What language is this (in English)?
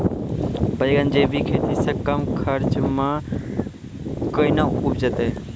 Maithili